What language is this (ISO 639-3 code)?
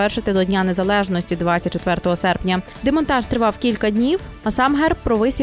ukr